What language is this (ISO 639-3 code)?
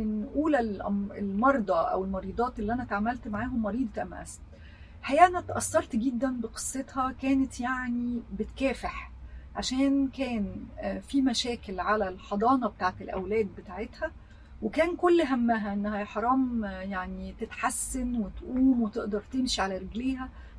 ara